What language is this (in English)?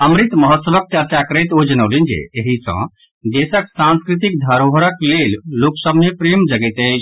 Maithili